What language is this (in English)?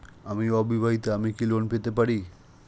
Bangla